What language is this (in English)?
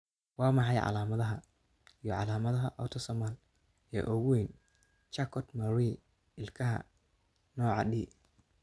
Somali